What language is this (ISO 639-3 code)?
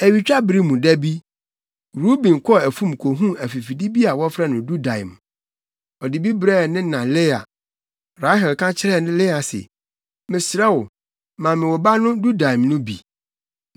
aka